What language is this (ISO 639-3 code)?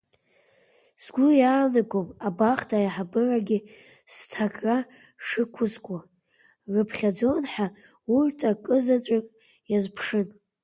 abk